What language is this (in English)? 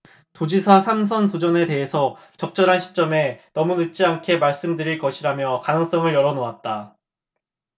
Korean